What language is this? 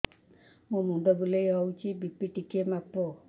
Odia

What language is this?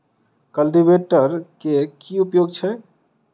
Maithili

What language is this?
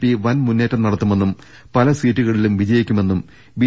Malayalam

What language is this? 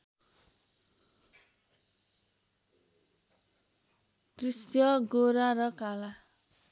Nepali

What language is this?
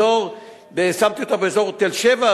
Hebrew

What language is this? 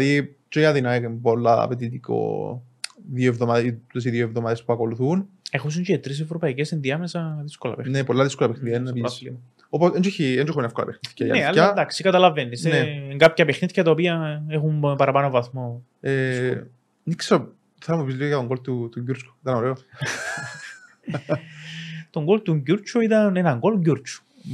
Greek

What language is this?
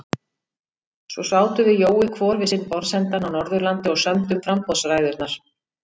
Icelandic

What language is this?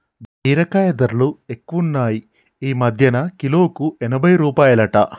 Telugu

